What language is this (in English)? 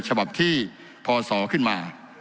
Thai